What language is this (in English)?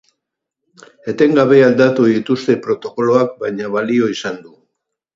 Basque